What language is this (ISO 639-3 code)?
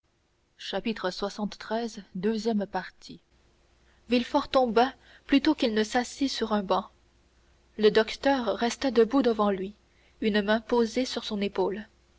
fra